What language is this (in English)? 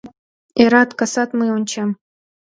Mari